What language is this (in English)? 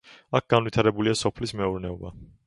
Georgian